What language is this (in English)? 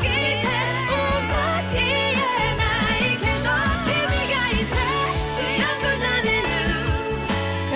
Chinese